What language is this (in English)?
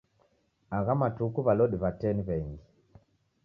Taita